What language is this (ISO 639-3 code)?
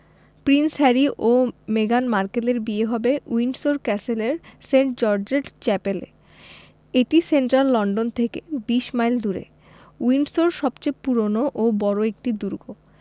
ben